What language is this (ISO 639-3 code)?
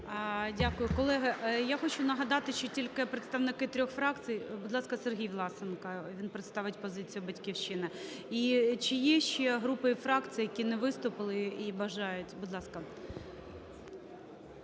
ukr